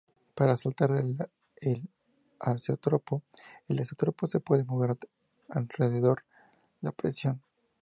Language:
Spanish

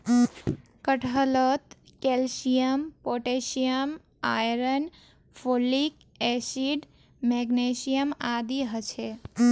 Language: Magahi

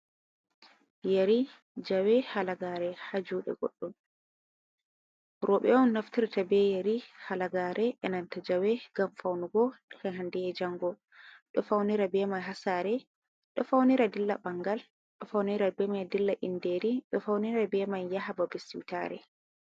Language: Fula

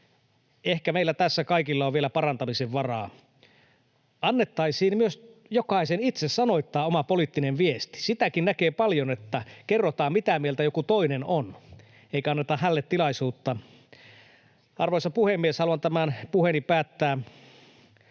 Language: Finnish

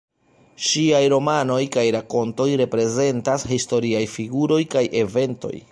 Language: Esperanto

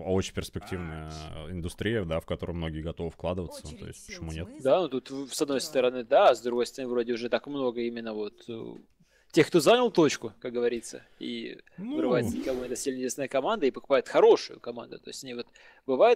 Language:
Russian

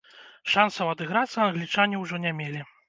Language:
Belarusian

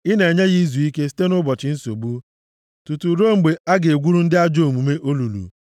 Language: Igbo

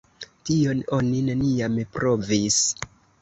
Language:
Esperanto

